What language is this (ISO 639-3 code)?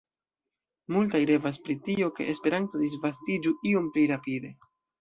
epo